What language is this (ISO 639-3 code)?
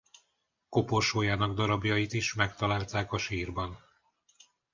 hun